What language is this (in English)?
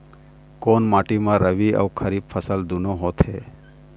Chhattisgarhi